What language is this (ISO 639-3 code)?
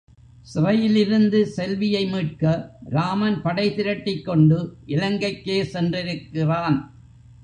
tam